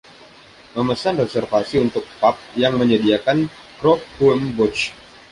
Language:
Indonesian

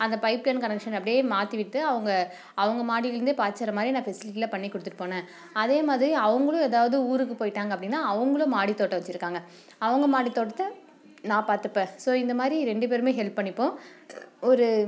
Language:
Tamil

